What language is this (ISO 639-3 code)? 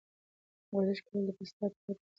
pus